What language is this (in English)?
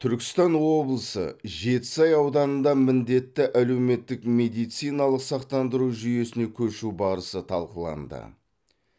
Kazakh